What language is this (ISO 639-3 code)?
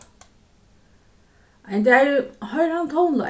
fao